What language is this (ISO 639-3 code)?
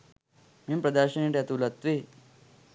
sin